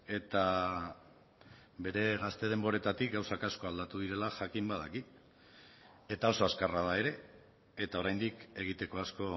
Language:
Basque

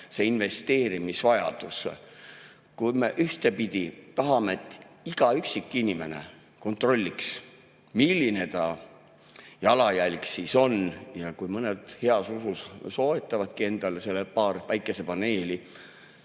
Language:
Estonian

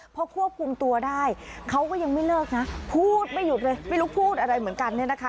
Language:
Thai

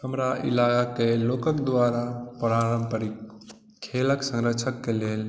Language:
Maithili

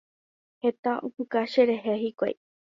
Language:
Guarani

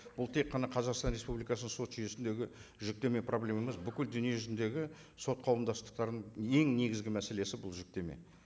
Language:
Kazakh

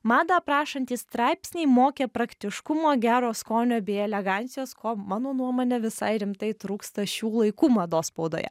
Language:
Lithuanian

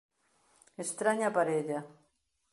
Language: Galician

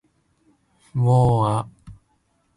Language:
Japanese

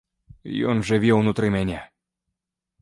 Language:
Belarusian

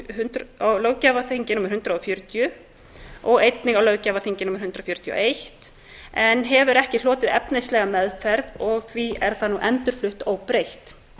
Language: Icelandic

